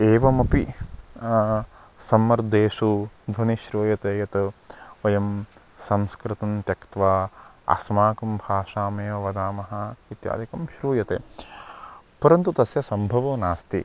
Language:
Sanskrit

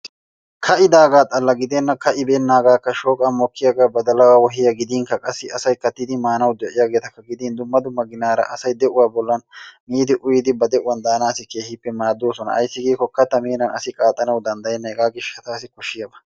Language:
Wolaytta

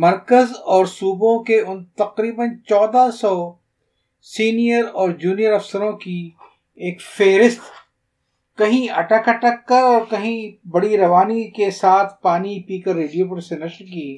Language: Urdu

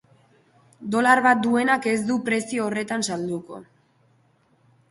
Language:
Basque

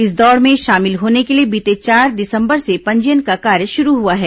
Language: Hindi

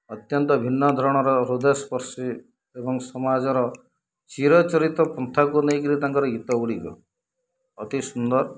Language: Odia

